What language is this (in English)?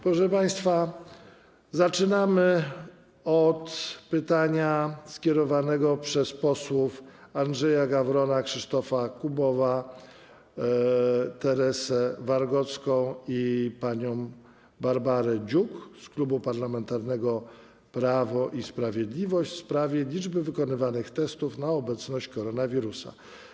Polish